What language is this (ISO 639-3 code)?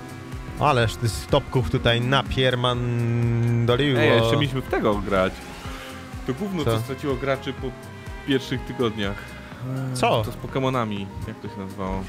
pol